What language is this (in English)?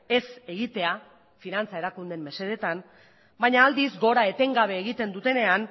Basque